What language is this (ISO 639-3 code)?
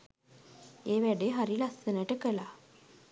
sin